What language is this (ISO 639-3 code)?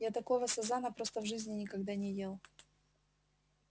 rus